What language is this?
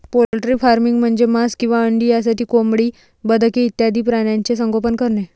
Marathi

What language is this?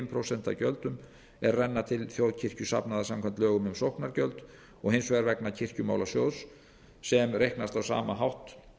Icelandic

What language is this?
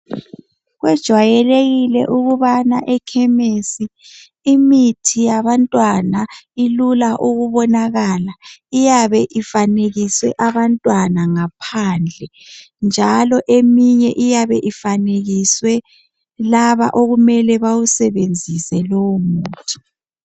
North Ndebele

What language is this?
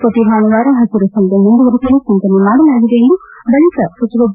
Kannada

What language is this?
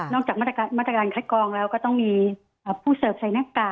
Thai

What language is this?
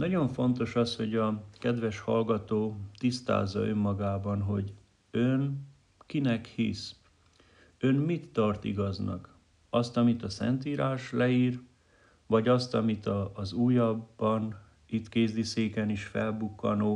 Hungarian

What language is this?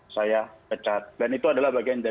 Indonesian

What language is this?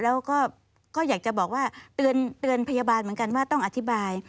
Thai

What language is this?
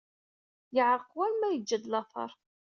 Kabyle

